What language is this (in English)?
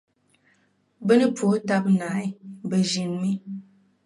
Dagbani